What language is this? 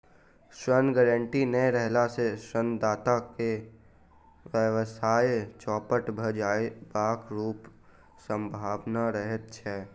Maithili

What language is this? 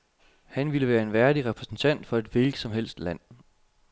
Danish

